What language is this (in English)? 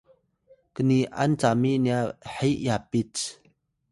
Atayal